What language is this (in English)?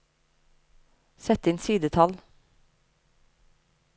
Norwegian